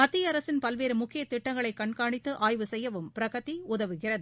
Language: Tamil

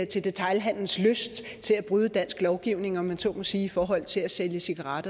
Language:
Danish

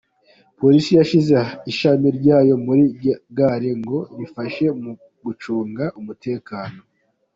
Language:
Kinyarwanda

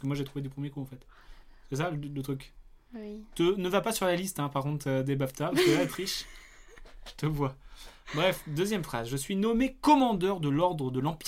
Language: French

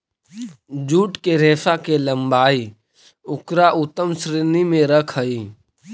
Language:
Magahi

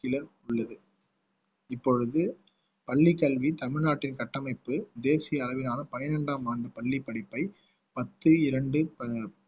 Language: Tamil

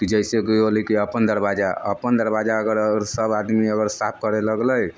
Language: Maithili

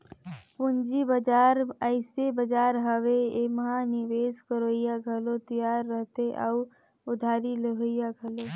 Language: Chhattisgarhi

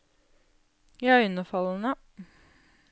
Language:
Norwegian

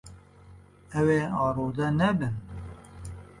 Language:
Kurdish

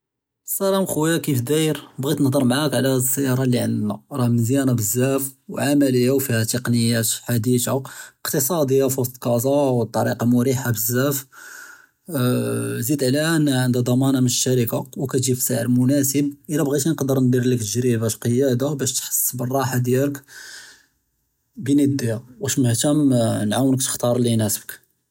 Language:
Judeo-Arabic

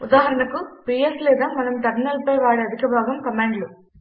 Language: Telugu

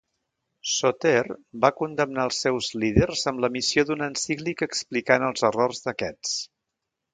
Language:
Catalan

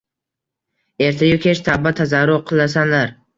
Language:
Uzbek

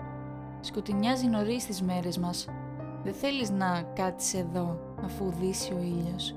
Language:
Greek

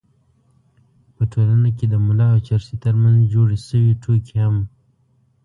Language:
Pashto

